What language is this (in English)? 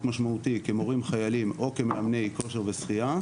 Hebrew